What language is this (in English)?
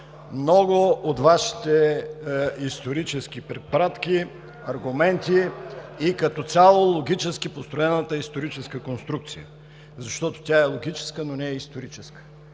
Bulgarian